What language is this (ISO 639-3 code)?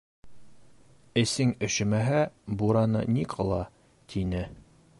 bak